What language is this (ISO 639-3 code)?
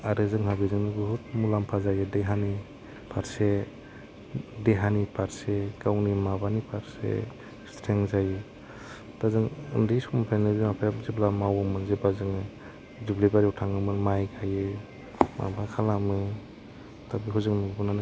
brx